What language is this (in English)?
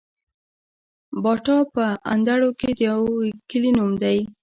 Pashto